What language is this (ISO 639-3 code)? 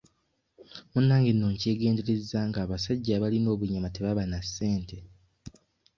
lug